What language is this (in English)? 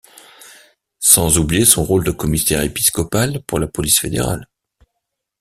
French